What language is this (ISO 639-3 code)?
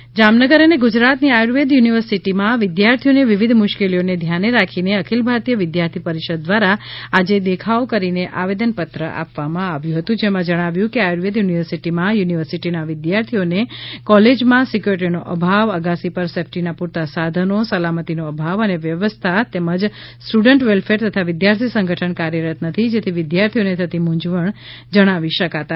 guj